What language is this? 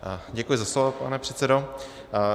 Czech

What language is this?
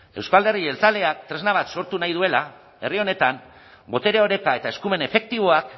Basque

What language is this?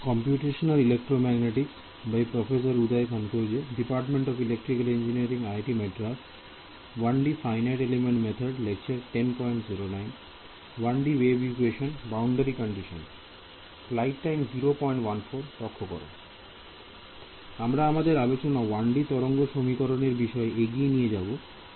Bangla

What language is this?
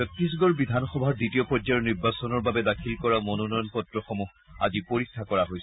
Assamese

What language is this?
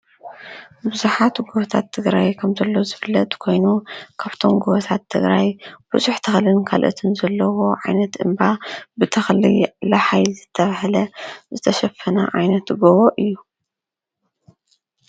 Tigrinya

